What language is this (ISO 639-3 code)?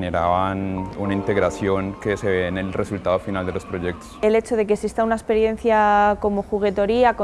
spa